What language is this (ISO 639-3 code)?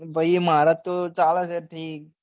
guj